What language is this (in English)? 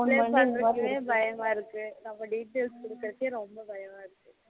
Tamil